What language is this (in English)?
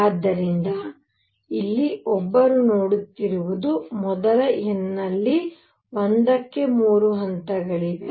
Kannada